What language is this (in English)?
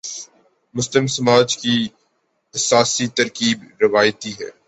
Urdu